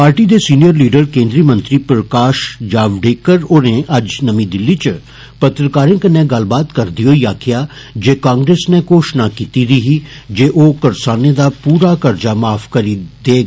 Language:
Dogri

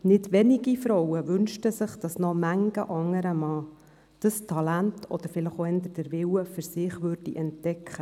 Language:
Swiss German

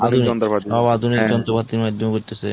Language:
Bangla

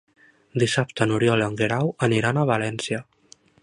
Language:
Catalan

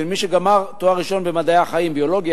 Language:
Hebrew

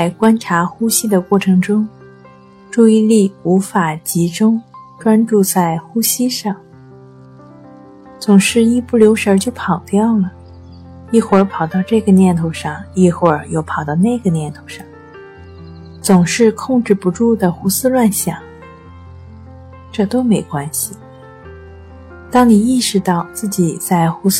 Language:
Chinese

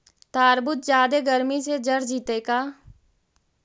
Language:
Magahi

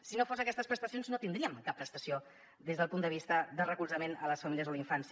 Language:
Catalan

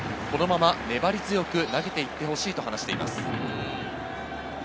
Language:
Japanese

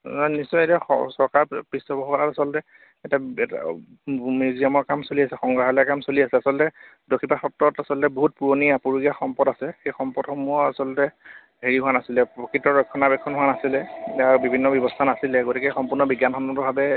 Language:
Assamese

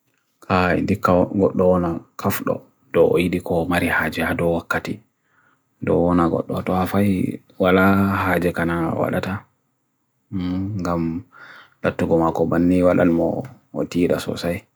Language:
Bagirmi Fulfulde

